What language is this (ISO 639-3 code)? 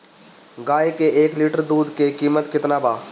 bho